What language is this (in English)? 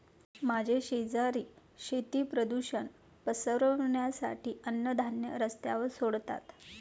Marathi